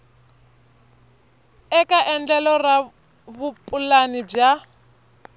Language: Tsonga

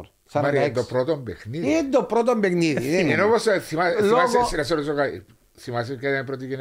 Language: Greek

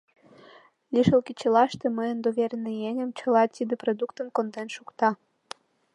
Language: Mari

